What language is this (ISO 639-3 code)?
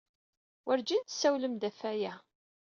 kab